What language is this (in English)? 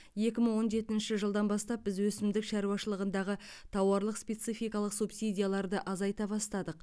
Kazakh